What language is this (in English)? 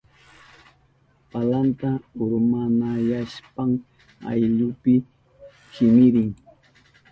Southern Pastaza Quechua